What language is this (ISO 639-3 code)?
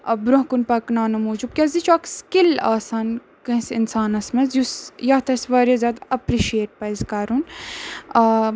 kas